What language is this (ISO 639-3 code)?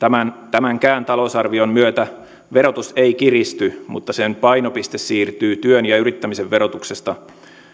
fin